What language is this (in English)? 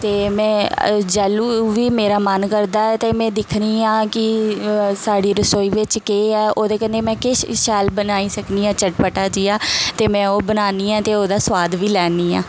Dogri